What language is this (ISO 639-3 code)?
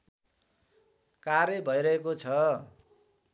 nep